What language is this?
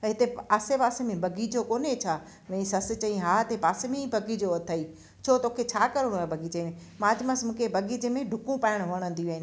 Sindhi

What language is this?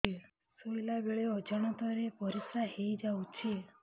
Odia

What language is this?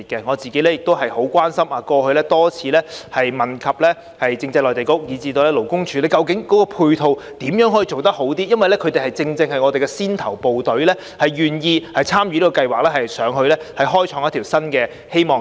Cantonese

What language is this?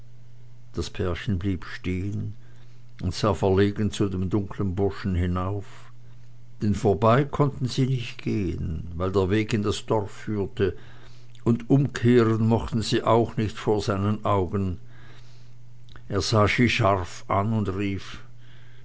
German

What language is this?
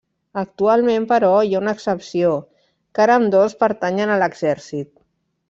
Catalan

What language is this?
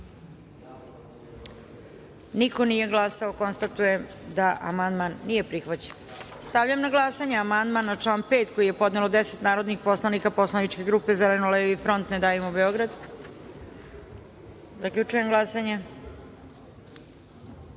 Serbian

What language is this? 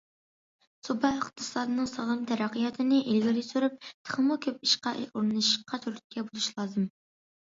Uyghur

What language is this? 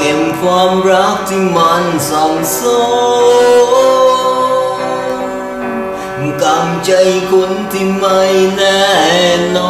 Vietnamese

